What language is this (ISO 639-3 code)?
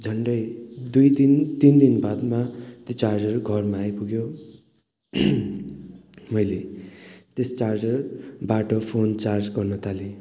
nep